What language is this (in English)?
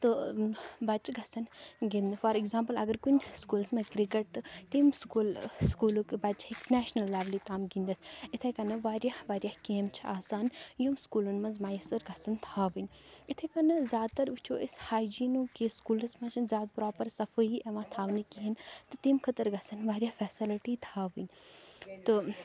Kashmiri